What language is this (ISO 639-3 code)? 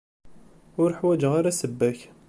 kab